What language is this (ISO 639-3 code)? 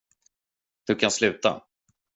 swe